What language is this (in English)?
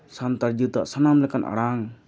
Santali